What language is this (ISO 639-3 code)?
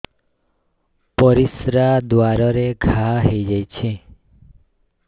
ori